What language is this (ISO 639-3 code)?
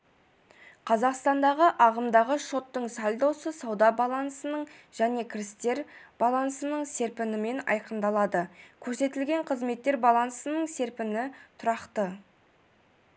kaz